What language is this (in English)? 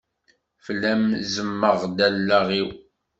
Kabyle